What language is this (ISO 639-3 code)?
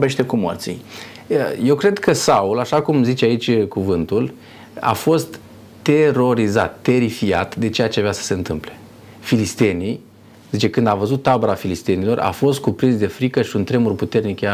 ron